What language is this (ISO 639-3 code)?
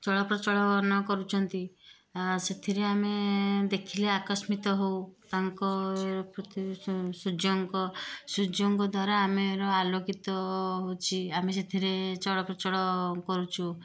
ori